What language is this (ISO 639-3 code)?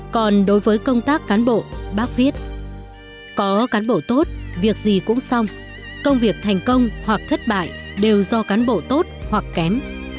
vie